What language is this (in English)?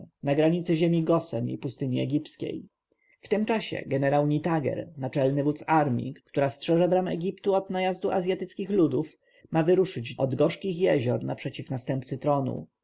Polish